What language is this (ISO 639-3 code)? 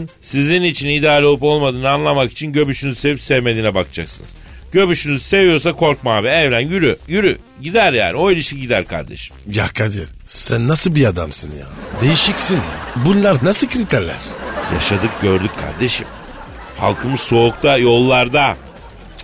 tur